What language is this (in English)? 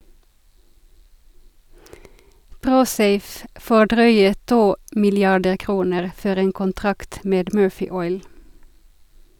Norwegian